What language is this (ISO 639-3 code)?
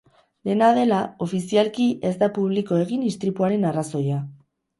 eus